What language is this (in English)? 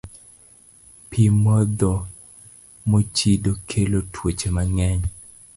Luo (Kenya and Tanzania)